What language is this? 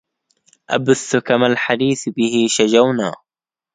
Arabic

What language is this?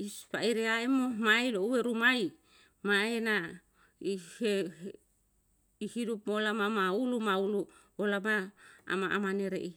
Yalahatan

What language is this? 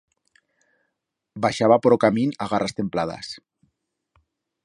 Aragonese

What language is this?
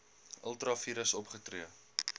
Afrikaans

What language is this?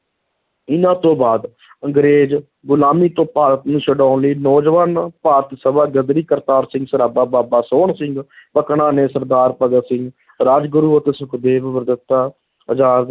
Punjabi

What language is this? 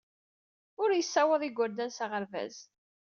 Kabyle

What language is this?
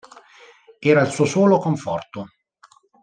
Italian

